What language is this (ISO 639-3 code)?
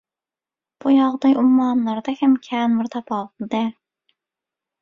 tuk